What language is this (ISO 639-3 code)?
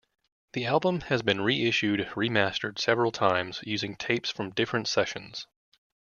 eng